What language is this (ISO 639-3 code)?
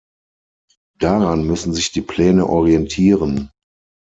deu